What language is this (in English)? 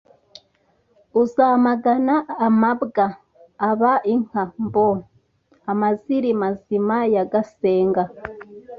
Kinyarwanda